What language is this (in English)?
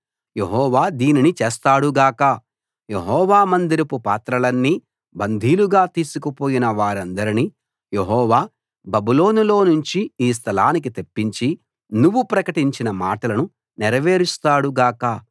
Telugu